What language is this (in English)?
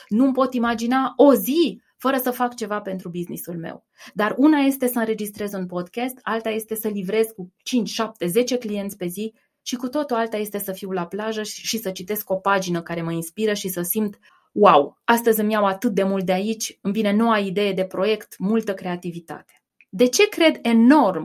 Romanian